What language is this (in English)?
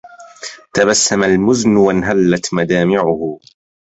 Arabic